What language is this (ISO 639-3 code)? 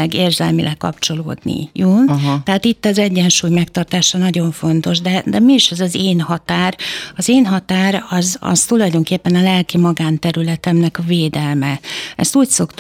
hun